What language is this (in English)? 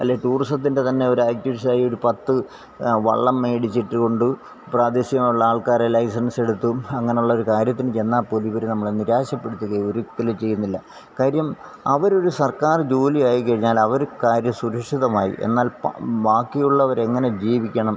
Malayalam